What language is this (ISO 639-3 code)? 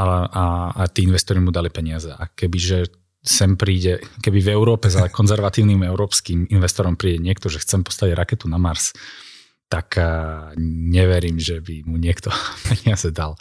slk